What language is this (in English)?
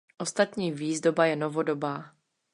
Czech